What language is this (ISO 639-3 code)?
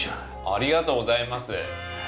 jpn